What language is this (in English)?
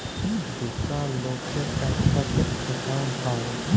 Bangla